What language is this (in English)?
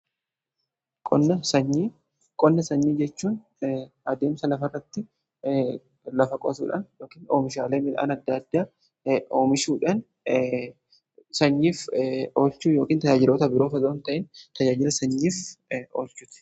Oromo